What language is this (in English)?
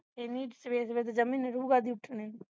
Punjabi